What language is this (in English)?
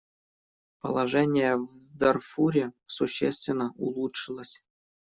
Russian